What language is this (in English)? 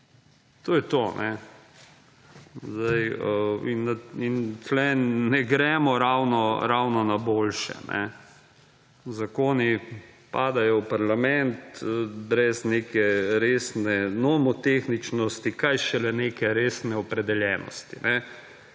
Slovenian